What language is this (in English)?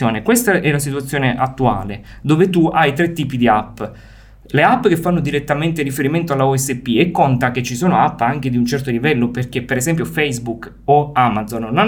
Italian